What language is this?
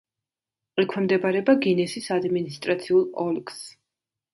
Georgian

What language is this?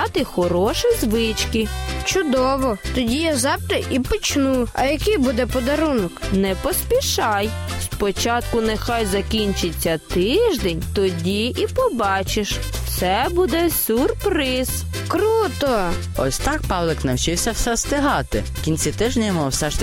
Ukrainian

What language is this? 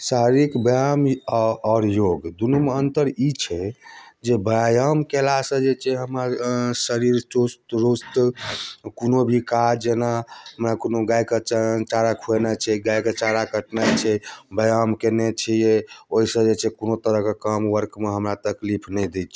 Maithili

